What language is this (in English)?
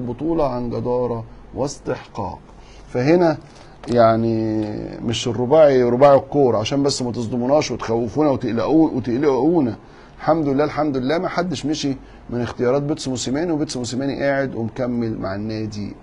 Arabic